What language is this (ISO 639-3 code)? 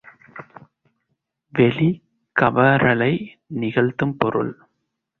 tam